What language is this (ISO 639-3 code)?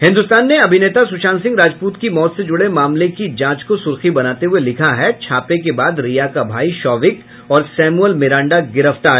hin